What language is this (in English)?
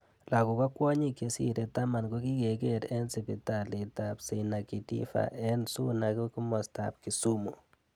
Kalenjin